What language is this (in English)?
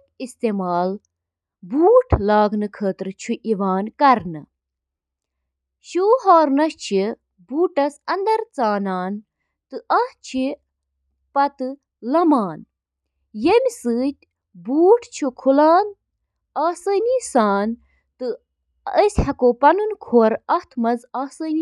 Kashmiri